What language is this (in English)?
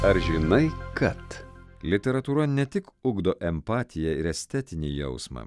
Lithuanian